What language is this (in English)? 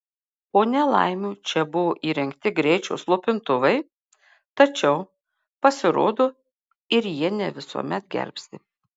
Lithuanian